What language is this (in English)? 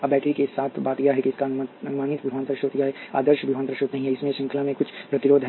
Hindi